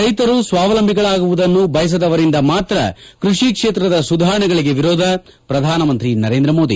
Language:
Kannada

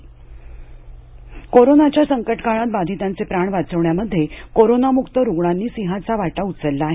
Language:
Marathi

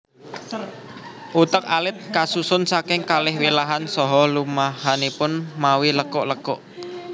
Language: Javanese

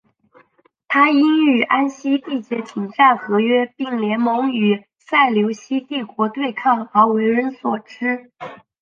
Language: Chinese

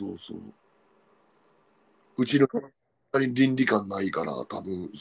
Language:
Japanese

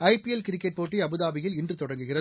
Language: Tamil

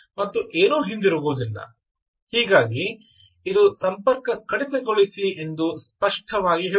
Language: Kannada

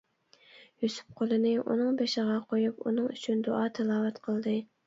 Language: Uyghur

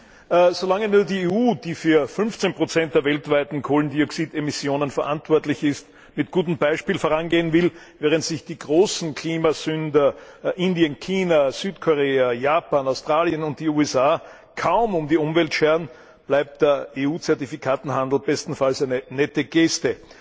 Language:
German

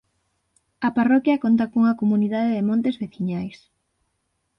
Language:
Galician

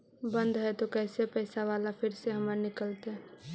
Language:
Magahi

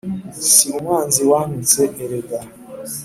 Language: Kinyarwanda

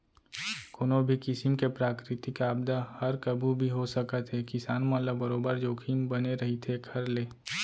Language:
Chhattisgarhi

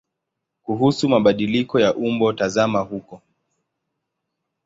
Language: Swahili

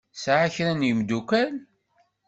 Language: Kabyle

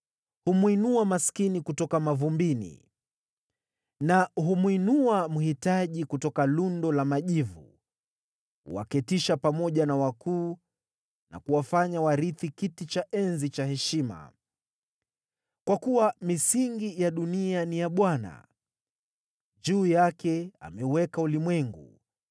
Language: Swahili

